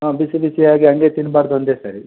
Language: Kannada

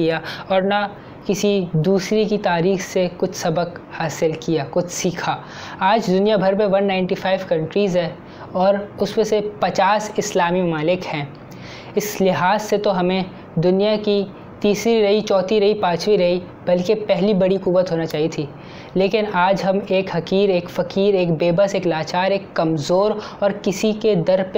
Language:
Urdu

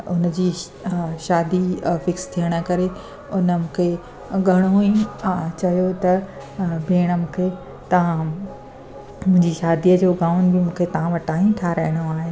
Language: Sindhi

